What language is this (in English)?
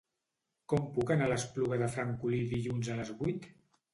Catalan